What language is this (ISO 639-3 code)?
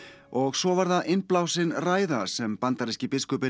isl